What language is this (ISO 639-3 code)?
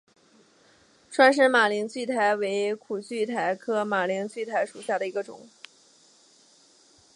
zho